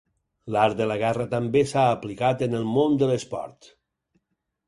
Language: Catalan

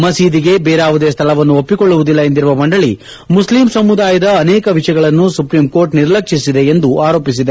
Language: Kannada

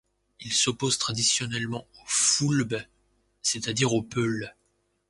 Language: French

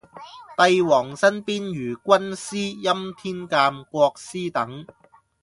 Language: Cantonese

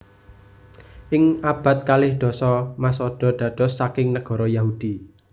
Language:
Javanese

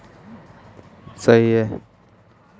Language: Hindi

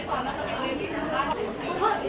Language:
Thai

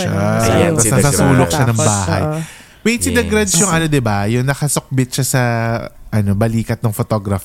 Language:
Filipino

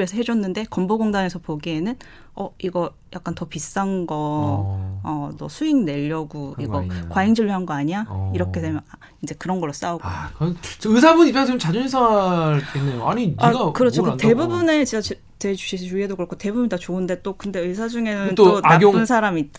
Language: Korean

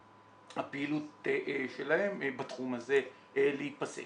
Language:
Hebrew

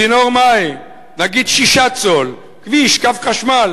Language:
Hebrew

